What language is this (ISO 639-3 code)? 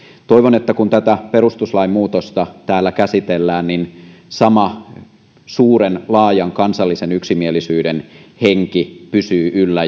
fin